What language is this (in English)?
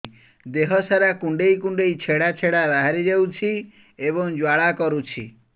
Odia